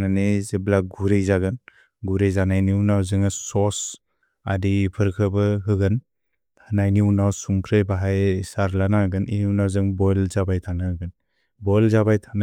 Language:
Bodo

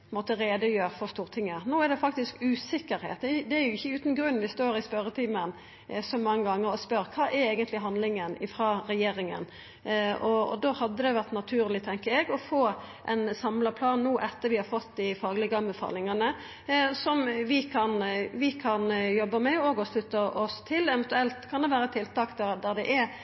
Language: Norwegian Nynorsk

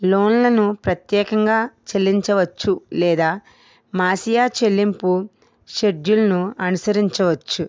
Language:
Telugu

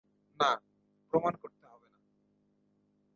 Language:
Bangla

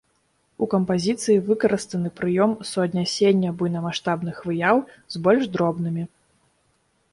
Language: Belarusian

